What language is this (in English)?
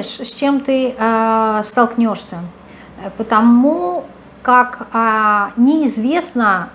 Russian